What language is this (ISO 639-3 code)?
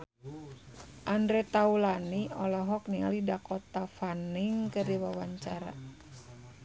sun